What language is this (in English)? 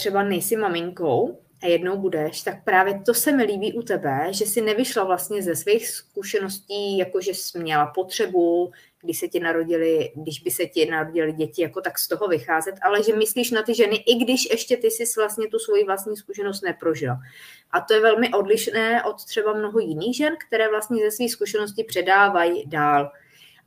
Czech